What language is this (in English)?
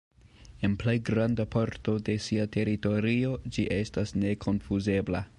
Esperanto